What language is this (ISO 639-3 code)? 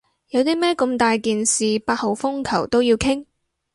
yue